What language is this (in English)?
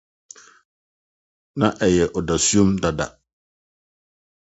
Akan